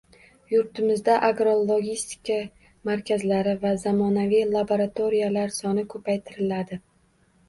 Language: Uzbek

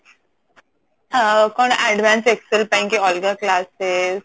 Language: Odia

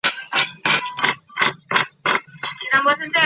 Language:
Chinese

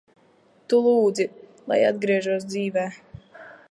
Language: Latvian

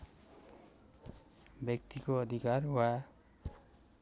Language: Nepali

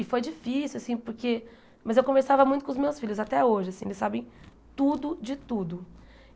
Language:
Portuguese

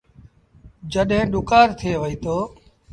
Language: Sindhi Bhil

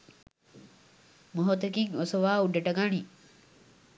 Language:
Sinhala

